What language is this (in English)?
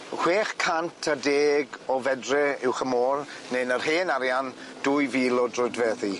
Welsh